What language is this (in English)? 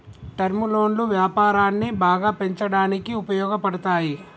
Telugu